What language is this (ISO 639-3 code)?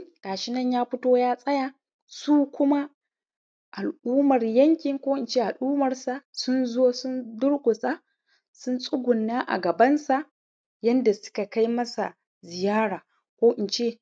hau